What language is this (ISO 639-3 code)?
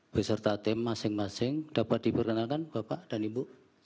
ind